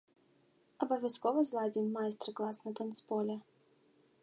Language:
Belarusian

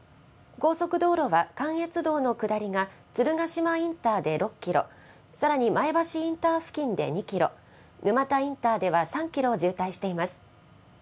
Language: Japanese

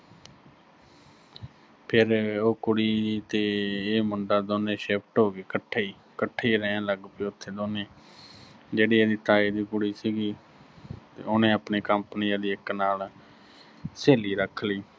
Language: Punjabi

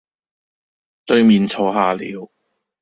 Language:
Cantonese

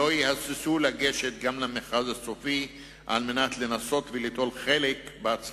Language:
Hebrew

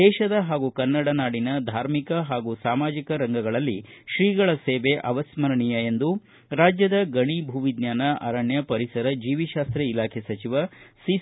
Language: Kannada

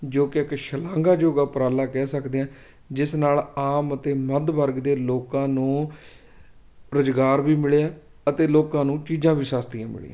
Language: Punjabi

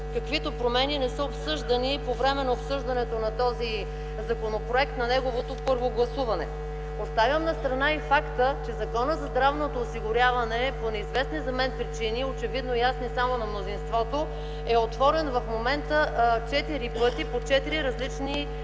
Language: Bulgarian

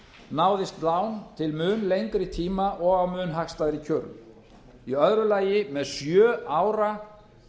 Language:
Icelandic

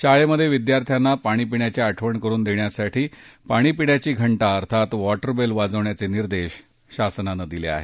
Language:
Marathi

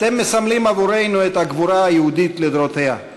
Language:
Hebrew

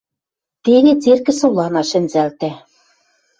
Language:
Western Mari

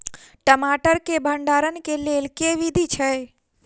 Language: Maithili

